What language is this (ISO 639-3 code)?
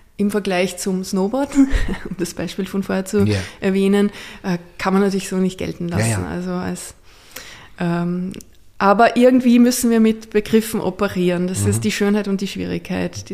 deu